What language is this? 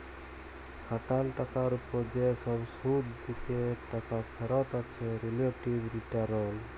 Bangla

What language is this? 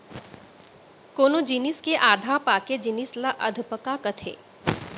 Chhattisgarhi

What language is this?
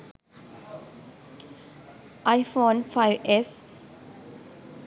Sinhala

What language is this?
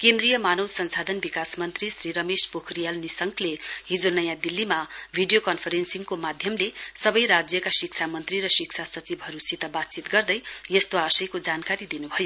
Nepali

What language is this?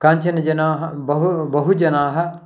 Sanskrit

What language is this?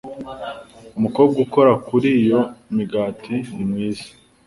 Kinyarwanda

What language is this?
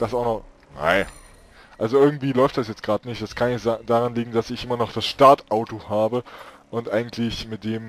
German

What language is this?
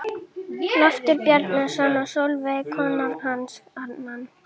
Icelandic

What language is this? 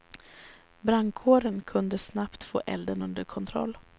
Swedish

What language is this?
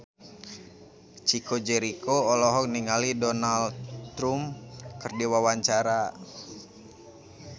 Sundanese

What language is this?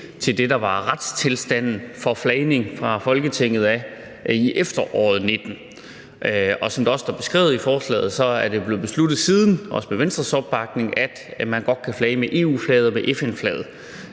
Danish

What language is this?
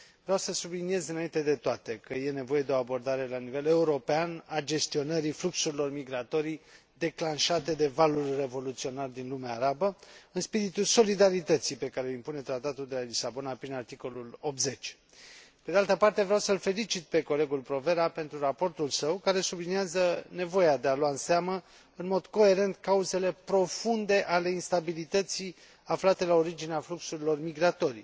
Romanian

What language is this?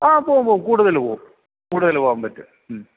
Malayalam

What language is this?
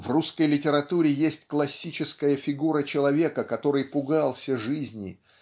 Russian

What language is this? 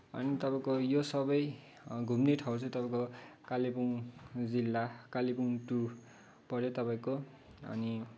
Nepali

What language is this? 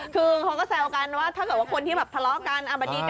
Thai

